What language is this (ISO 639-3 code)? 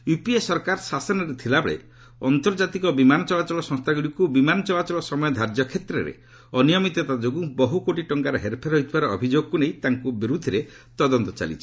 ori